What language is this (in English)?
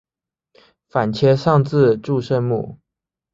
Chinese